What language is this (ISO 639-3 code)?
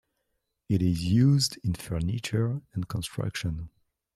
eng